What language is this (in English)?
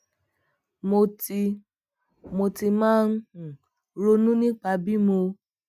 Yoruba